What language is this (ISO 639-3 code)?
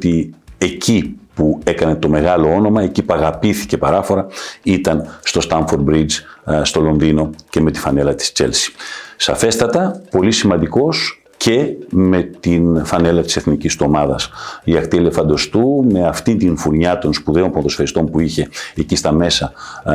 ell